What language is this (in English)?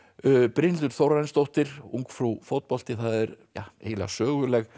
Icelandic